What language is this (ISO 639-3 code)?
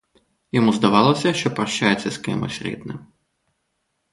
ukr